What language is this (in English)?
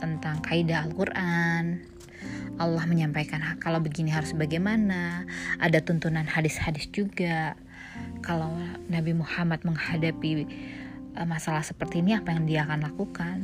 Indonesian